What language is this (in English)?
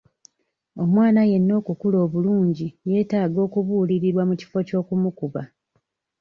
Ganda